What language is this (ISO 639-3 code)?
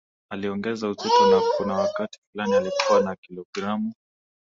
swa